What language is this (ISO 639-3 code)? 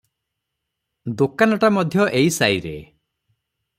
ori